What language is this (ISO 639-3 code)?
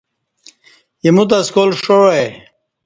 bsh